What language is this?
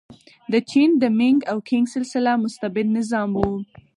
Pashto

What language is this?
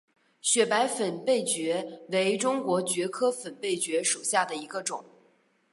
Chinese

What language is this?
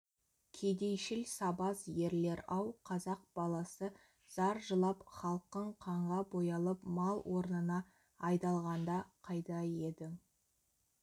Kazakh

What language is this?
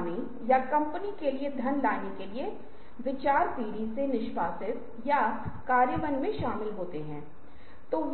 Hindi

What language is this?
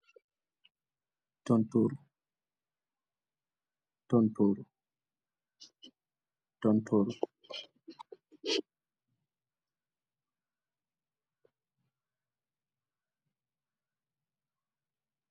Wolof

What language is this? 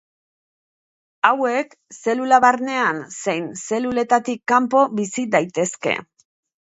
Basque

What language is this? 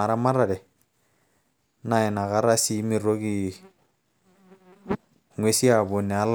Masai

